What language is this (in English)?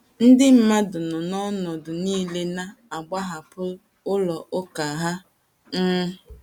Igbo